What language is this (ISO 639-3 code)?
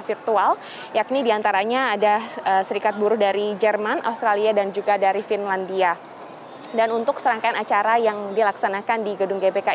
ind